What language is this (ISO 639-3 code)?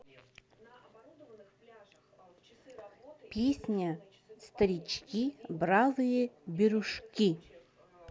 rus